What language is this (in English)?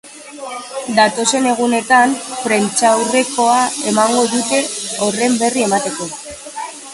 Basque